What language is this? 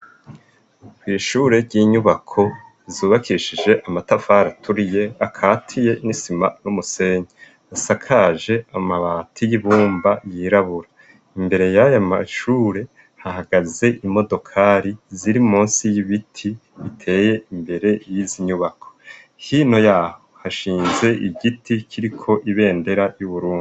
Rundi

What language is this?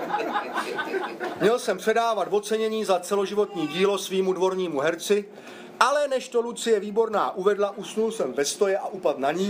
Czech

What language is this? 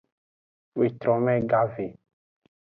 Aja (Benin)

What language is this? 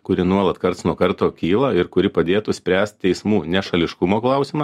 Lithuanian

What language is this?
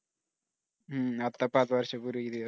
Marathi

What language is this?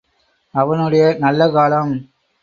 Tamil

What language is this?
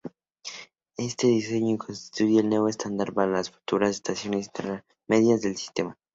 Spanish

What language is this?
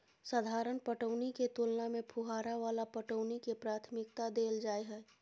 Maithili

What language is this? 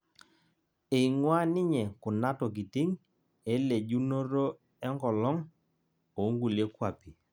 Masai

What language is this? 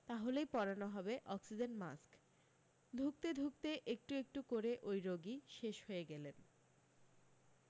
Bangla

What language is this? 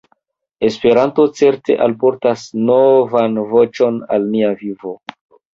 Esperanto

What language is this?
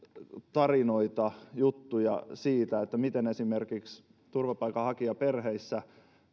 Finnish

